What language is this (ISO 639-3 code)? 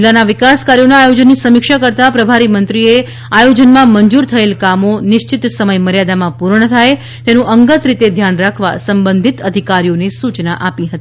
guj